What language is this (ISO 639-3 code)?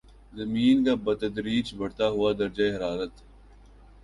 urd